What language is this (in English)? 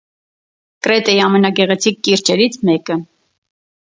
Armenian